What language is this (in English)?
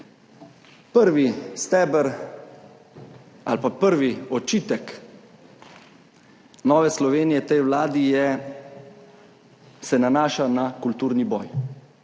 Slovenian